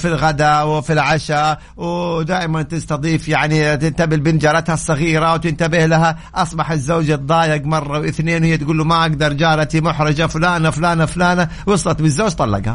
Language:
Arabic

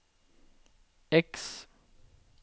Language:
Norwegian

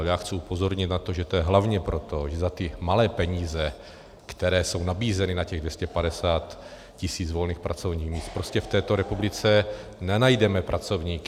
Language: Czech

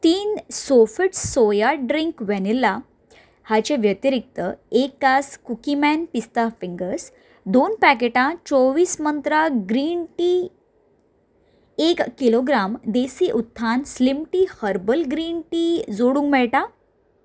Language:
Konkani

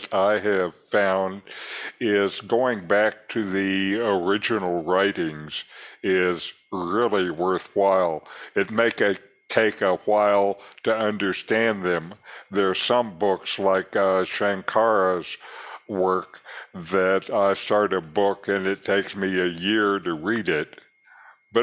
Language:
English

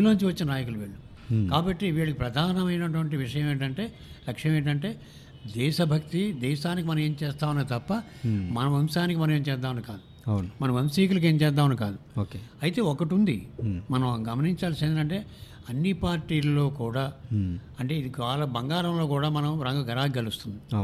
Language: Telugu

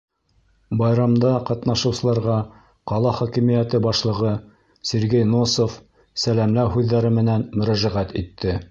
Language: Bashkir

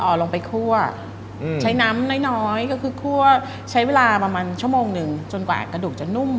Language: Thai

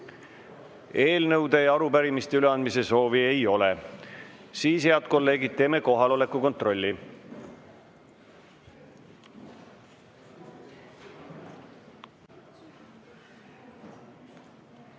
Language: Estonian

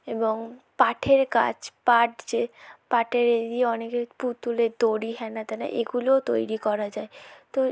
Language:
Bangla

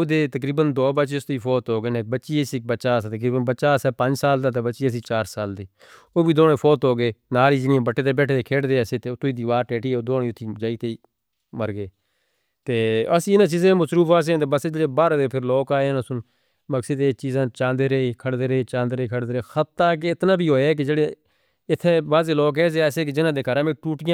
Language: Northern Hindko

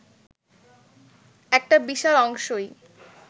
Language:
Bangla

